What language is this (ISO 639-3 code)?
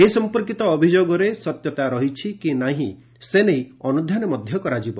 ori